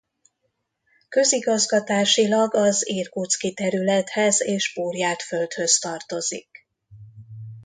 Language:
Hungarian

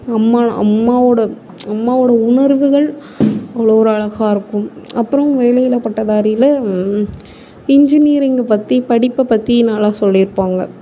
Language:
Tamil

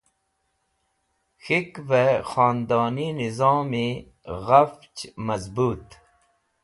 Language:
Wakhi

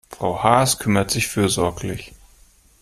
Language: German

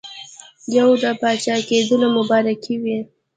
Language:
Pashto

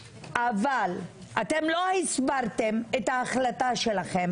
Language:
Hebrew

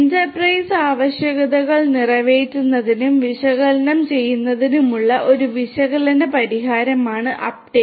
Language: Malayalam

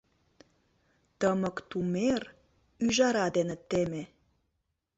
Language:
Mari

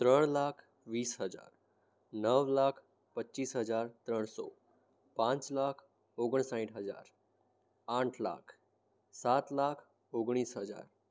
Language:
Gujarati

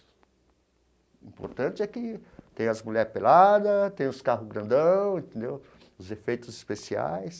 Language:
Portuguese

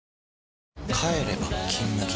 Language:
Japanese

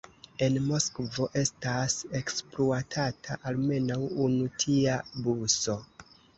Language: Esperanto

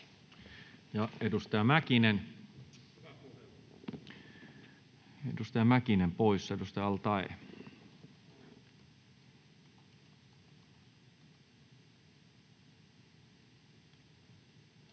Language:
Finnish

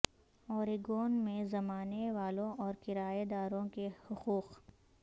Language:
Urdu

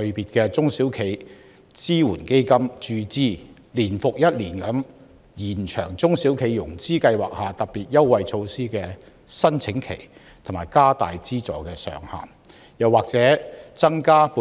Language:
Cantonese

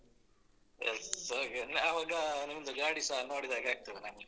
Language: Kannada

